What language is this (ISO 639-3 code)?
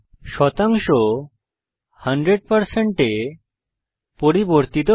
ben